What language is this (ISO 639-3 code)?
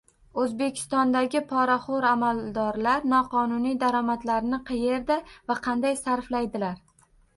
uzb